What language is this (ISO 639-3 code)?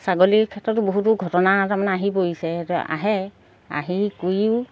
asm